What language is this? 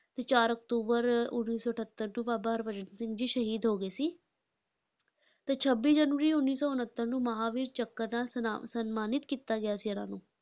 Punjabi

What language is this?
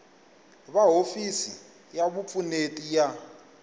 Tsonga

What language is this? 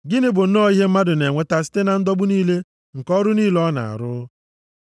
Igbo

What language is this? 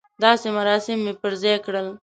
Pashto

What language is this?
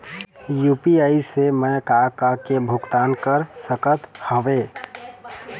Chhattisgarhi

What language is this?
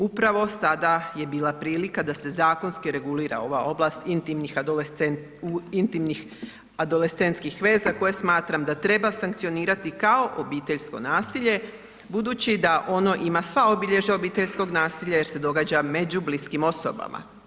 Croatian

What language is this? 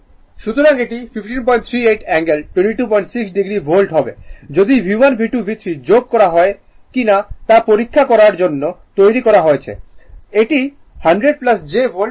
Bangla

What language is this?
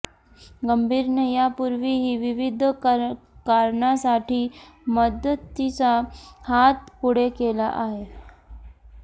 Marathi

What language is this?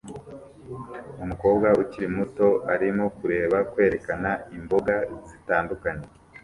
Kinyarwanda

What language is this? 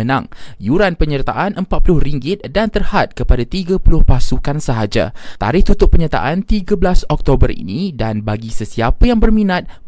Malay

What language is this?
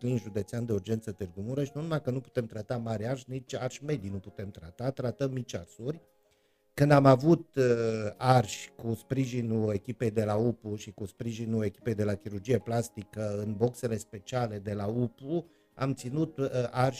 Romanian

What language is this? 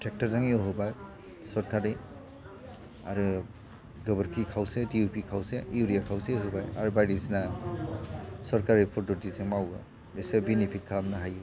Bodo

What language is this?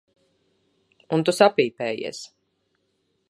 Latvian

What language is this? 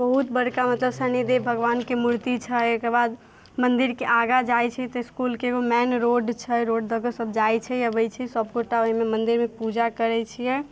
Maithili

